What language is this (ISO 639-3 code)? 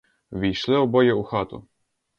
ukr